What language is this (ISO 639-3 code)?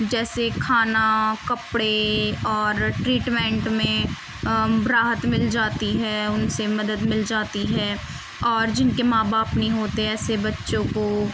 urd